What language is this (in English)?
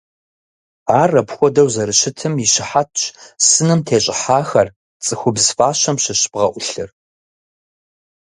Kabardian